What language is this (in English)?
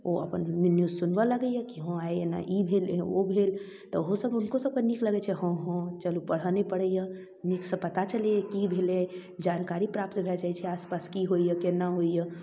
Maithili